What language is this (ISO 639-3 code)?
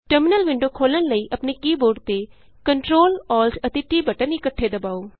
pan